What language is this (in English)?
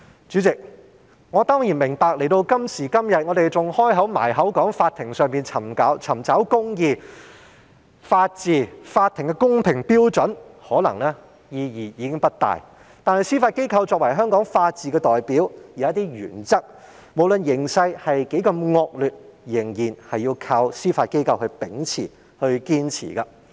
Cantonese